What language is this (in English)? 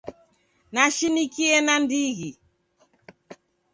Taita